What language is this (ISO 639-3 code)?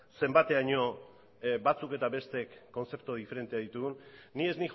eus